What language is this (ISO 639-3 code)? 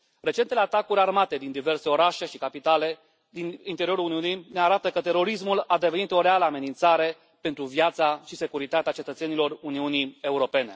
ron